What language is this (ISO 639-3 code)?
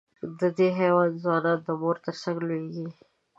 pus